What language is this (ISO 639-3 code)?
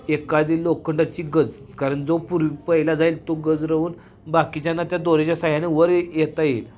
mar